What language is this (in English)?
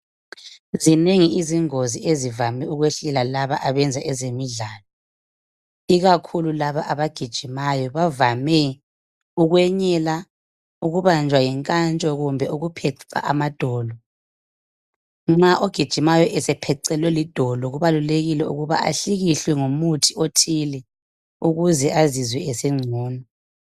North Ndebele